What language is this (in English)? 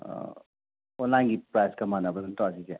Manipuri